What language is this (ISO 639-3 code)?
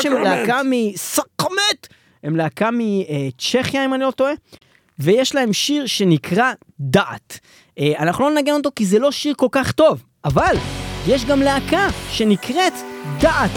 heb